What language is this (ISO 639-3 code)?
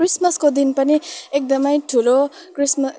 nep